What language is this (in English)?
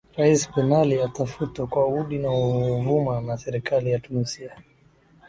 Swahili